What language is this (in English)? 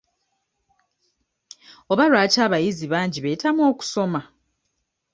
Ganda